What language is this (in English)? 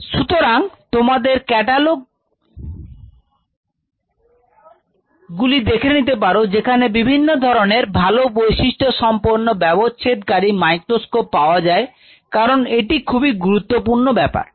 Bangla